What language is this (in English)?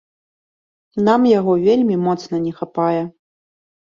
Belarusian